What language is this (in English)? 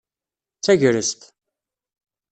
Kabyle